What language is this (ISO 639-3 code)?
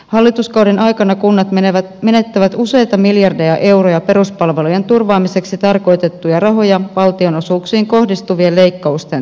fin